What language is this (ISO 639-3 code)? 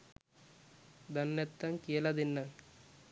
sin